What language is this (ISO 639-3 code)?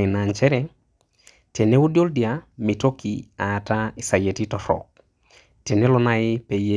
mas